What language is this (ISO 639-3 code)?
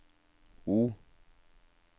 nor